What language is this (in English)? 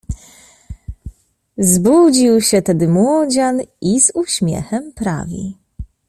Polish